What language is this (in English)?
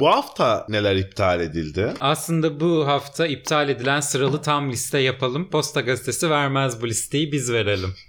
Turkish